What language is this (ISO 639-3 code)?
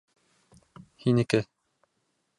bak